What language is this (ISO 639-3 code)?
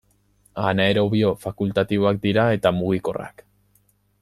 eus